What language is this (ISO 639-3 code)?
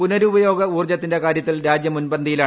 mal